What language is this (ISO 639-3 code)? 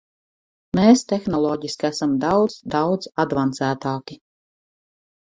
lav